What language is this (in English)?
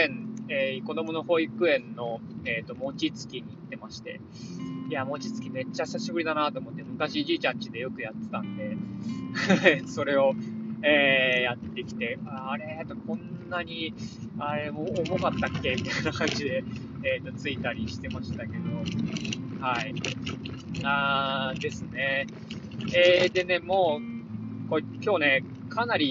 Japanese